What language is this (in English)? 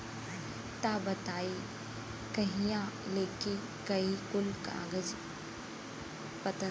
Bhojpuri